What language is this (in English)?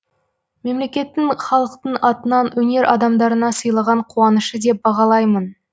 Kazakh